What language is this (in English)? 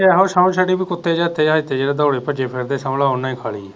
Punjabi